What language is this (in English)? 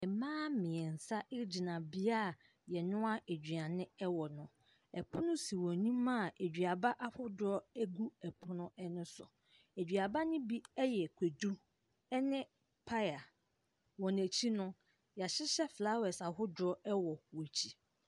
Akan